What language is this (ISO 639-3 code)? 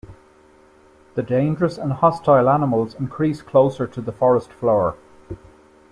eng